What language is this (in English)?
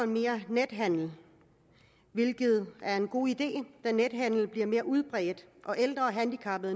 Danish